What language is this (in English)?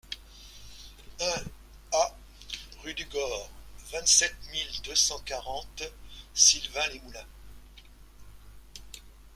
French